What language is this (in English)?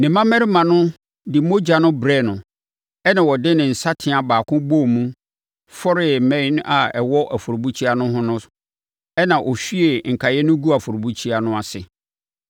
Akan